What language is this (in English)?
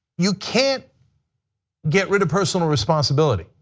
English